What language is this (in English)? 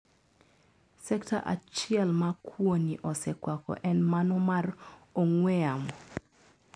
Luo (Kenya and Tanzania)